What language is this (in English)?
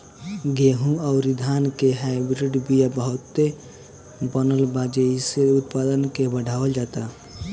Bhojpuri